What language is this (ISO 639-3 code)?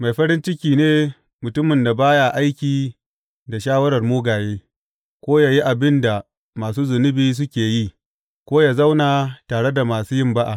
hau